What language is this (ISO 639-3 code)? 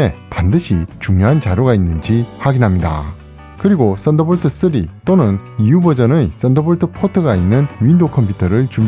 kor